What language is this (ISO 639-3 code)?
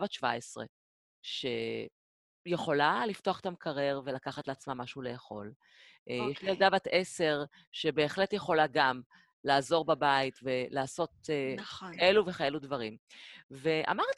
heb